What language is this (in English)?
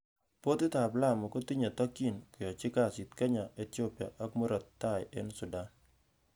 Kalenjin